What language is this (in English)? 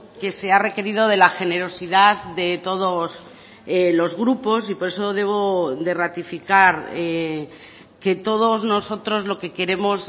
Spanish